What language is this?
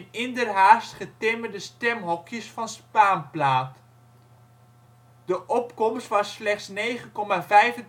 Dutch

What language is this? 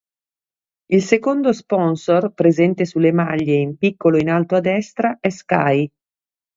Italian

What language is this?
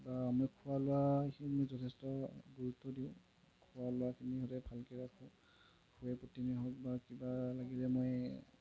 Assamese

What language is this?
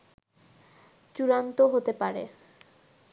Bangla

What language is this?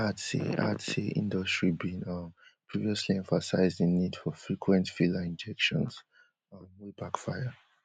Nigerian Pidgin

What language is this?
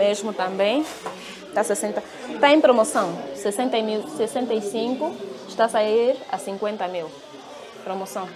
Portuguese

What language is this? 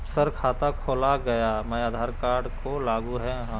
Magahi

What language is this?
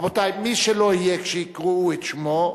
Hebrew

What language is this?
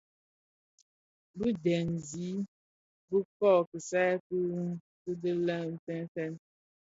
Bafia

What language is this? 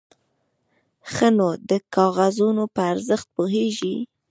Pashto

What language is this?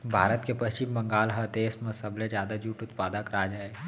Chhattisgarhi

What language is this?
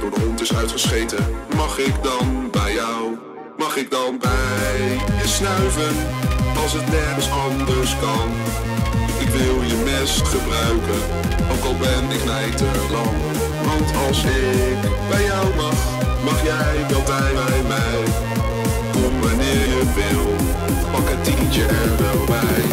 Dutch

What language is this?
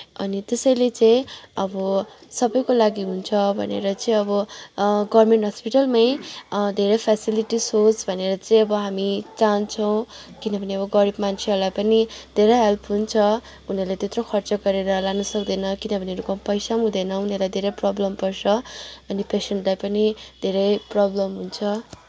Nepali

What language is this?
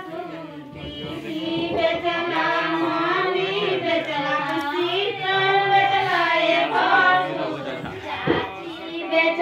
Indonesian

